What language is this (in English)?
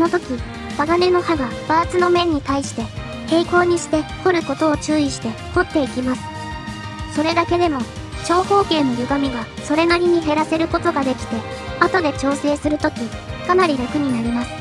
Japanese